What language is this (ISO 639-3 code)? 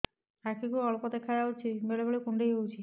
ori